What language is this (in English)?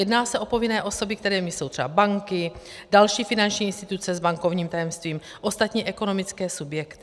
Czech